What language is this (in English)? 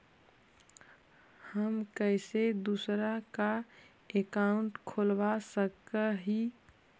Magahi